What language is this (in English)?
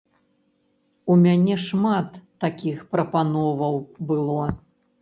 Belarusian